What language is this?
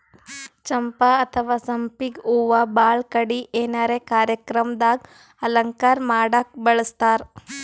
Kannada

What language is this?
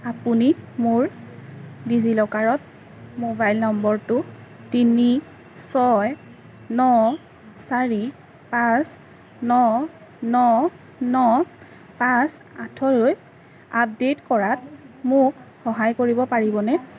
Assamese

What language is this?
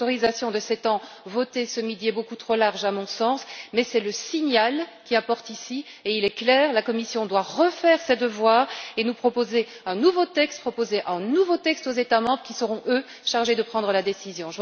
French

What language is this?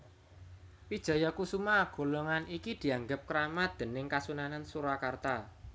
Javanese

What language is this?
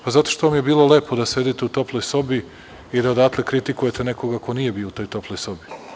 Serbian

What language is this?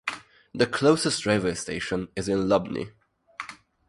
English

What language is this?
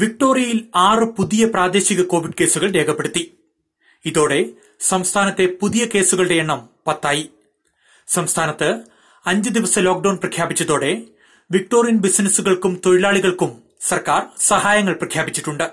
Malayalam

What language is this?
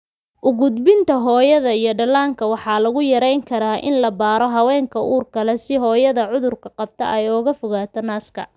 Somali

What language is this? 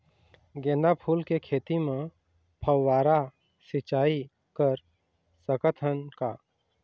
Chhattisgarhi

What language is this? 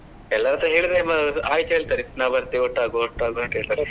Kannada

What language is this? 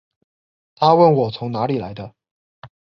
Chinese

